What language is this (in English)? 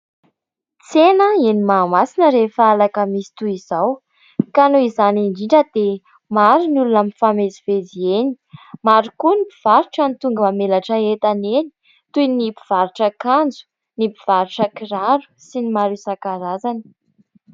Malagasy